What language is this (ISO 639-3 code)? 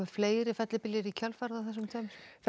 isl